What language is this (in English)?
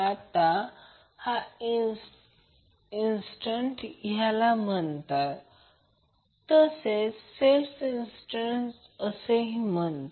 Marathi